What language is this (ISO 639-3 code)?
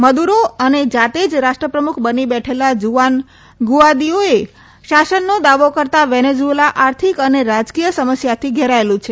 guj